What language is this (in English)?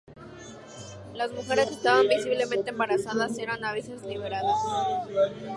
Spanish